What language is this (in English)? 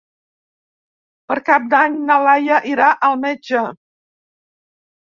Catalan